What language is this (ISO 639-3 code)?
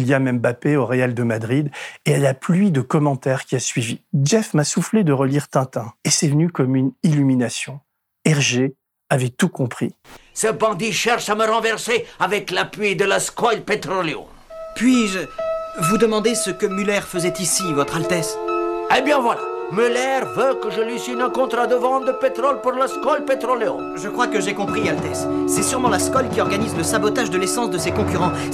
fra